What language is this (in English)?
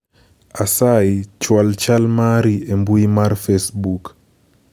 Luo (Kenya and Tanzania)